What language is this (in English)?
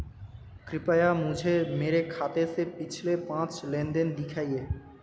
Hindi